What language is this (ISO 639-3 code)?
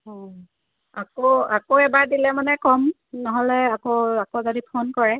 asm